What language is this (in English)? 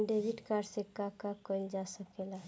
Bhojpuri